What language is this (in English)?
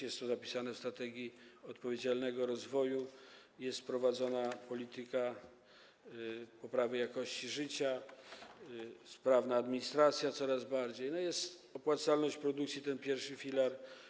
Polish